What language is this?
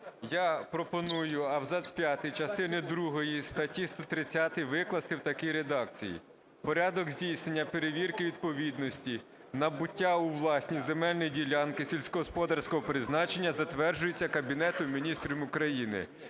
Ukrainian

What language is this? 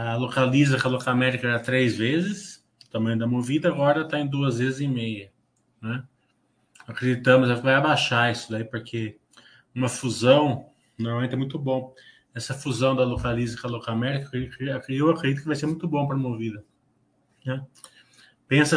Portuguese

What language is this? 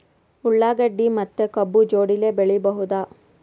Kannada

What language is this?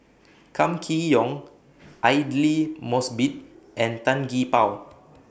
English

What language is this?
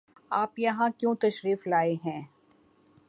Urdu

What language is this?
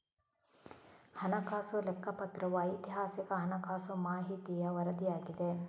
Kannada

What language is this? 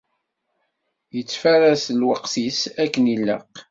Kabyle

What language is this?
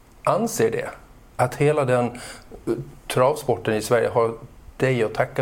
Swedish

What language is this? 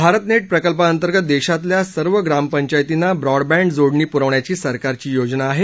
Marathi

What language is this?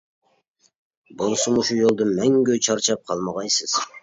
Uyghur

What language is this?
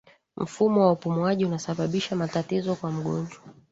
Swahili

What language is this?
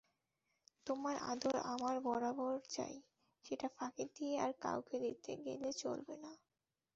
Bangla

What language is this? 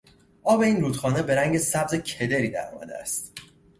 Persian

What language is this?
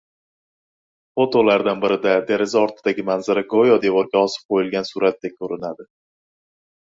Uzbek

